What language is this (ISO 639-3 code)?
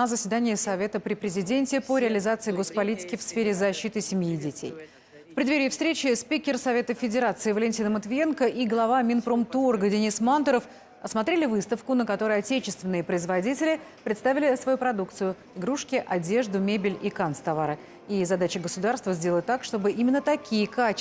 rus